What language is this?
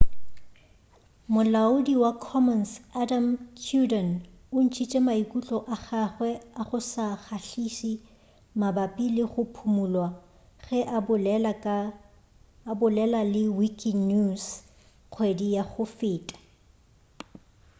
Northern Sotho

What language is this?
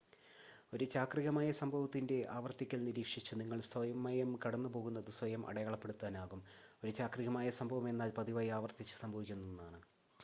Malayalam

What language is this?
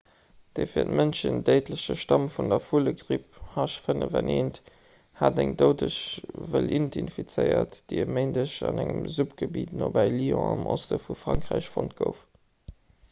Luxembourgish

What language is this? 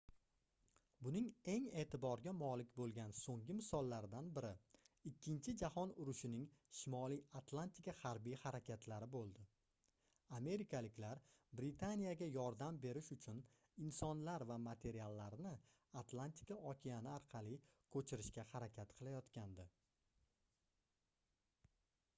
Uzbek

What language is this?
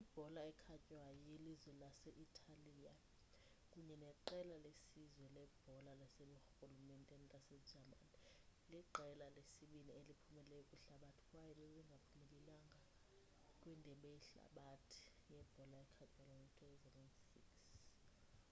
Xhosa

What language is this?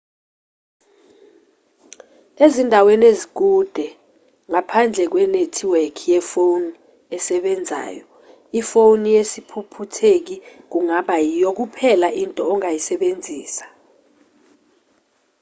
Zulu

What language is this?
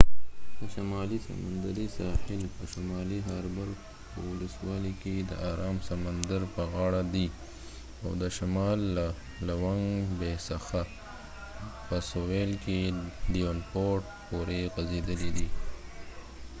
Pashto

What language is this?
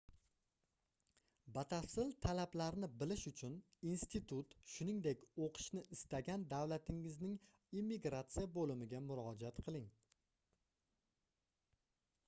Uzbek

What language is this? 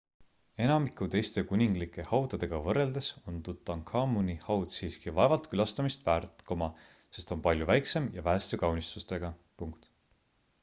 Estonian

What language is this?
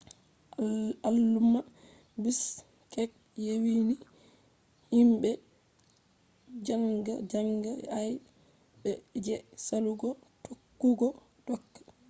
Fula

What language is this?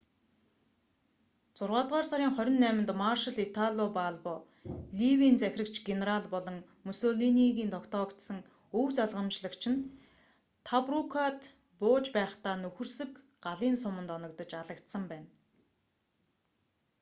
Mongolian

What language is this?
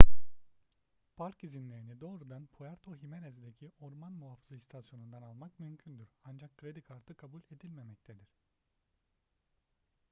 Turkish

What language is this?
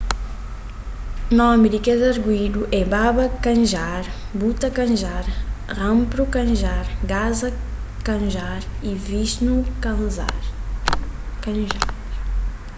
Kabuverdianu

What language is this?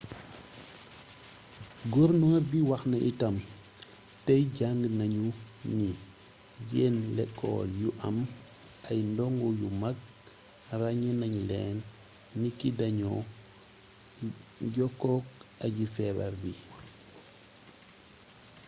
Wolof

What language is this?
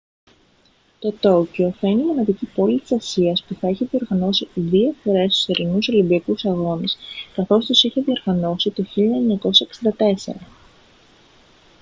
Greek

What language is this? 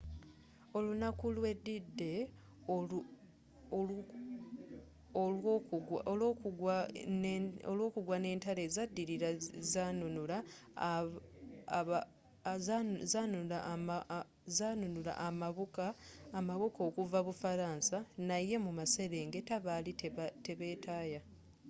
Ganda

